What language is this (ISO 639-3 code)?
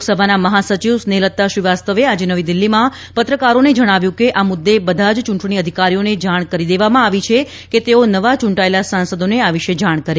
guj